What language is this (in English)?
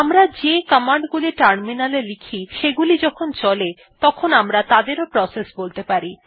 Bangla